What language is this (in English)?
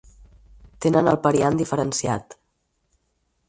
Catalan